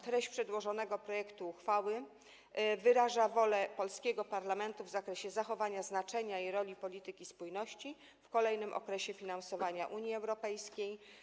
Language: Polish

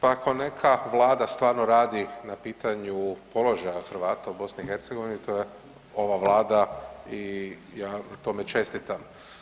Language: Croatian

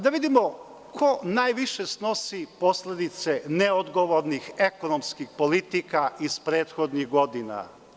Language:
Serbian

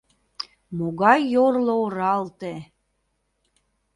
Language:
Mari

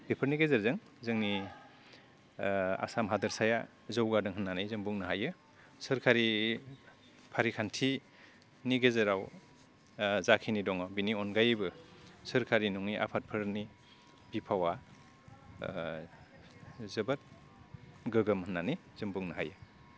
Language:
Bodo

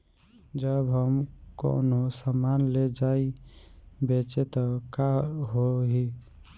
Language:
Bhojpuri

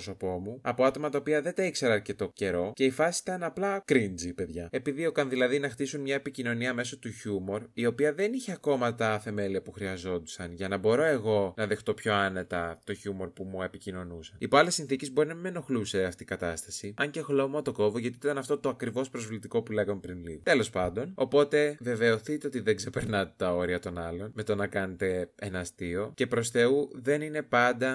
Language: Greek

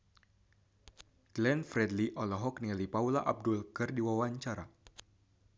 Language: Sundanese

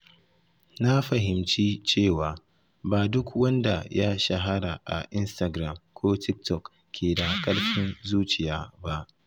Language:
Hausa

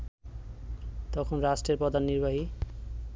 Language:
Bangla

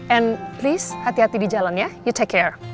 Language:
Indonesian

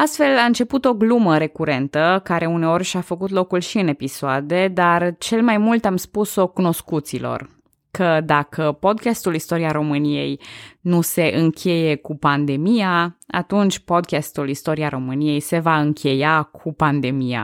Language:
Romanian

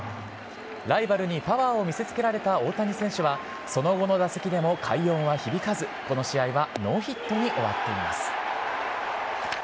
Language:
Japanese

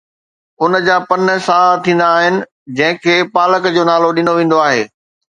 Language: Sindhi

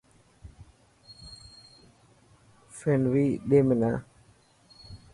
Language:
Dhatki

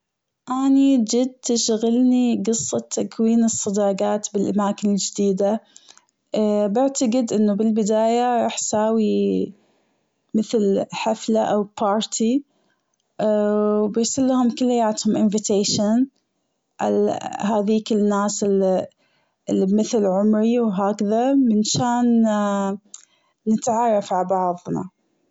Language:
Gulf Arabic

